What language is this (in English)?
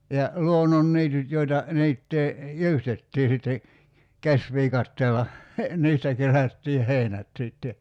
Finnish